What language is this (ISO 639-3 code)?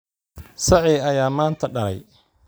som